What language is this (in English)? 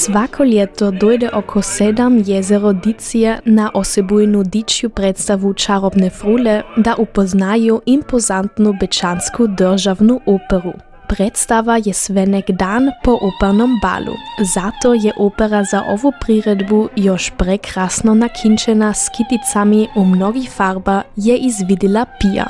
Croatian